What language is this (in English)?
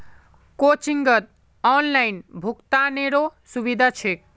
Magahi